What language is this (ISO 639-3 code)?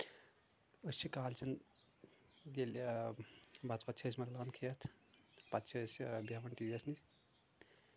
kas